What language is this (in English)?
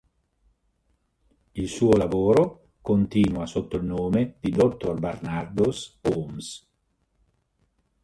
Italian